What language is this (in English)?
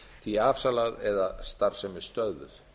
Icelandic